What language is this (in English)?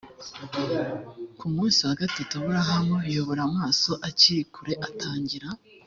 Kinyarwanda